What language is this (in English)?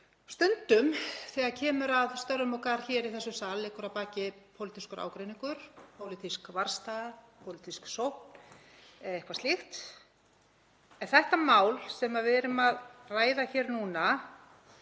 Icelandic